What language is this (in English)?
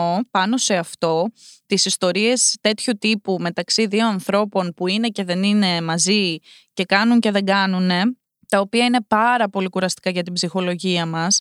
Greek